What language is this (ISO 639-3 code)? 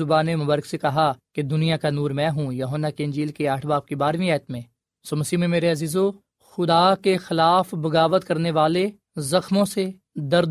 urd